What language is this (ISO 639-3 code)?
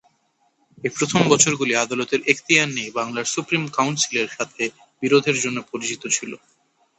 ben